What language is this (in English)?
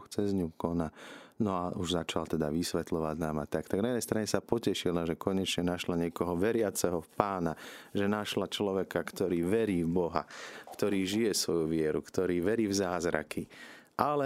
Slovak